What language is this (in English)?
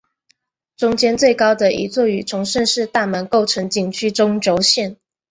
Chinese